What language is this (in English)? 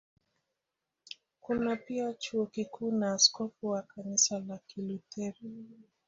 Swahili